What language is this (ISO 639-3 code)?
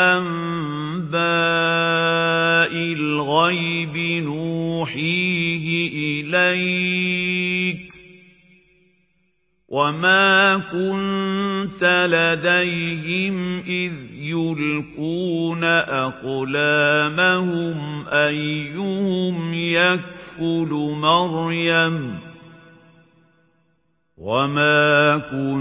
ara